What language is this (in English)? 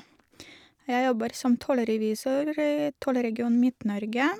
Norwegian